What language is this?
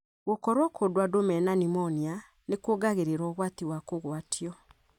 Kikuyu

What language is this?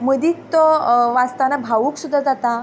Konkani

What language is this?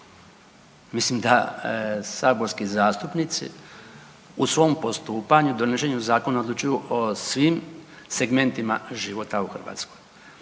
Croatian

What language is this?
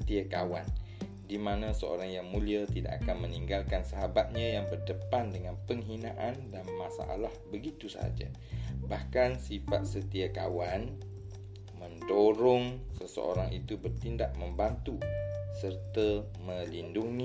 Malay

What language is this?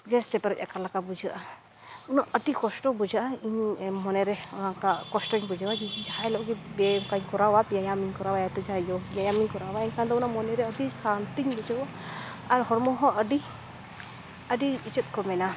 Santali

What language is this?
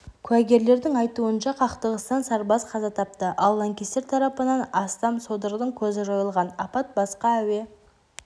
Kazakh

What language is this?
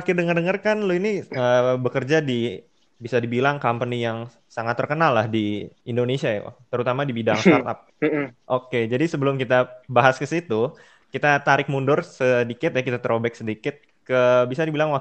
Indonesian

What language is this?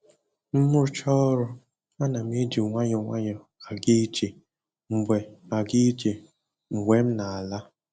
Igbo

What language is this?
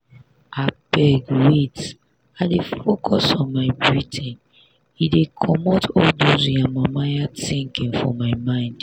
Nigerian Pidgin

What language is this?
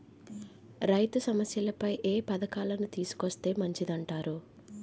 Telugu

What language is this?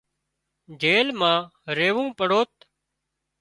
Wadiyara Koli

